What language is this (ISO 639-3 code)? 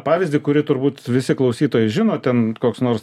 lit